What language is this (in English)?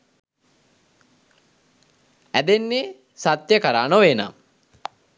Sinhala